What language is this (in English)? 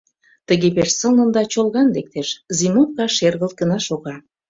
Mari